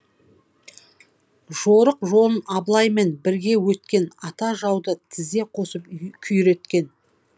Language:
Kazakh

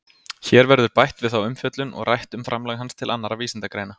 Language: Icelandic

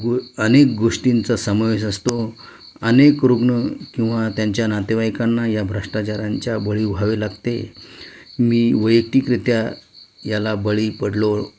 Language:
Marathi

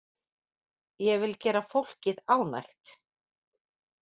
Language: Icelandic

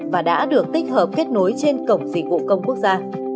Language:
Vietnamese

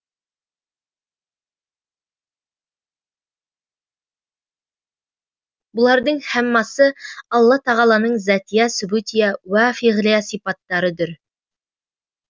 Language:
Kazakh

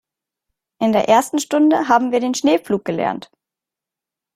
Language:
German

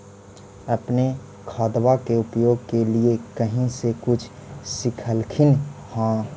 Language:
Magahi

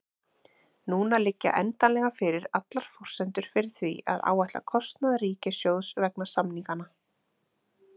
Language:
Icelandic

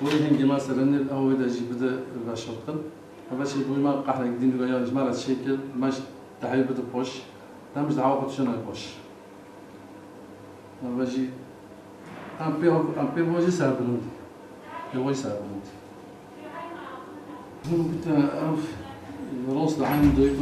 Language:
Arabic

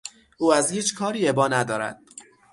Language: Persian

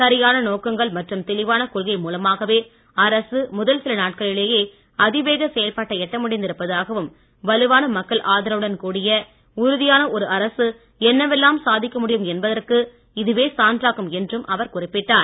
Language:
Tamil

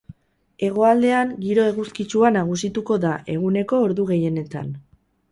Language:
Basque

